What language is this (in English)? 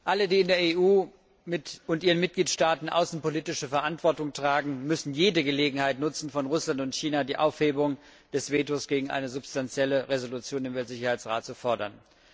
German